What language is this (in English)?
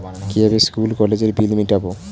Bangla